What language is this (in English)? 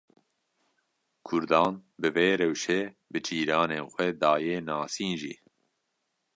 Kurdish